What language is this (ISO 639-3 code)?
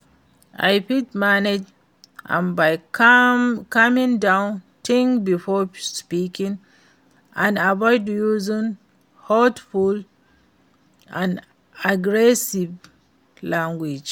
pcm